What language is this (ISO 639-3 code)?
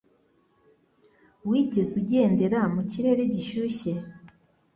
kin